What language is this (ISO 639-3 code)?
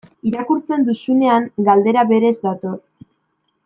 eus